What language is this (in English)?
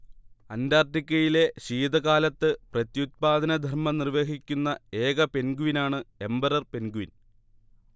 Malayalam